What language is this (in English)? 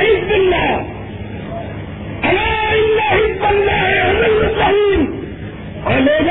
Urdu